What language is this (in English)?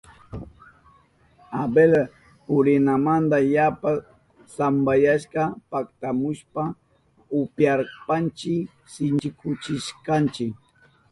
Southern Pastaza Quechua